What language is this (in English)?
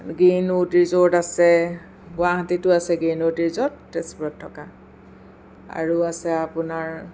Assamese